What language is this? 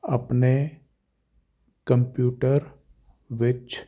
Punjabi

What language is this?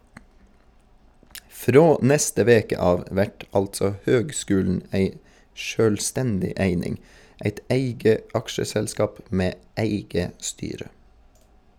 Norwegian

